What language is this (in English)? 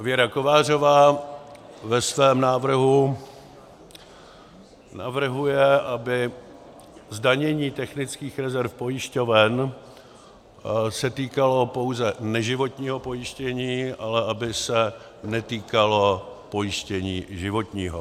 Czech